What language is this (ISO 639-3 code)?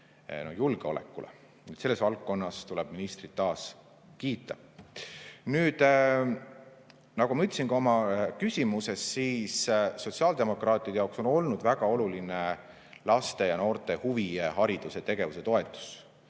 est